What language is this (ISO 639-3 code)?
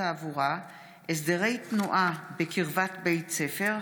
heb